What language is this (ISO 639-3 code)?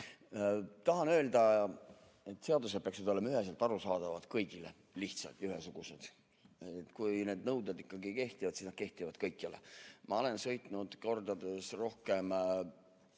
est